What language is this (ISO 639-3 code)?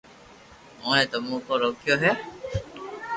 lrk